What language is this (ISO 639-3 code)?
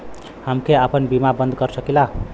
bho